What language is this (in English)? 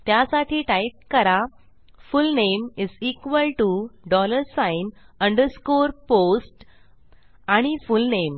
Marathi